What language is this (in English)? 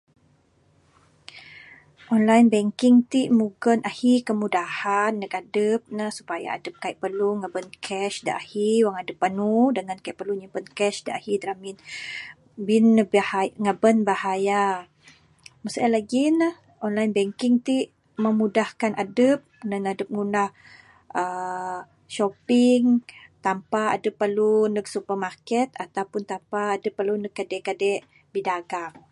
Bukar-Sadung Bidayuh